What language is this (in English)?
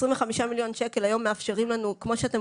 Hebrew